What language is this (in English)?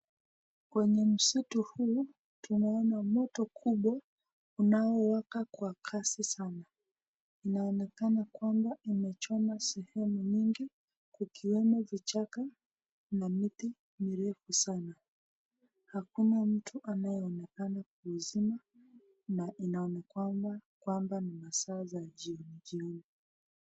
Swahili